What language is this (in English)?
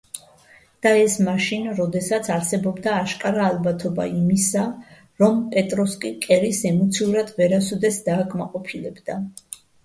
Georgian